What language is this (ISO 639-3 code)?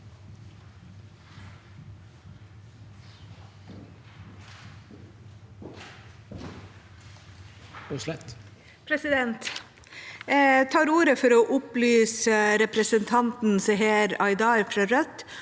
nor